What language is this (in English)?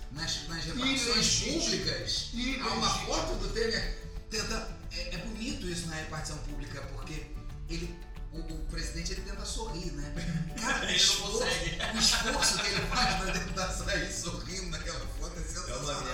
Portuguese